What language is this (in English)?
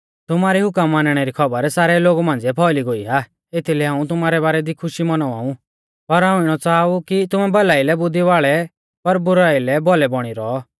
Mahasu Pahari